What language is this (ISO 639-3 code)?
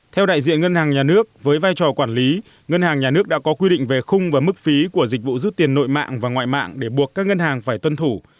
vie